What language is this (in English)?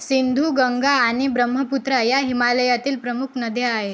Marathi